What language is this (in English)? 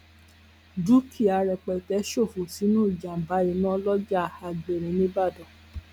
Yoruba